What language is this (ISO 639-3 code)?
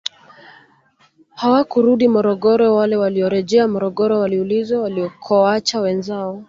swa